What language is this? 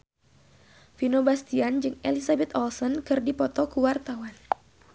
Sundanese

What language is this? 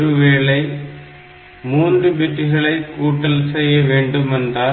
Tamil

